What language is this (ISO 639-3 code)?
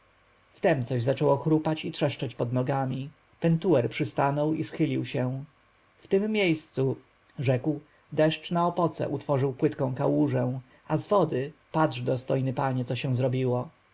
pol